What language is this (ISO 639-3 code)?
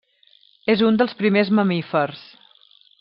cat